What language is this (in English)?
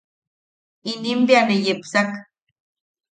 Yaqui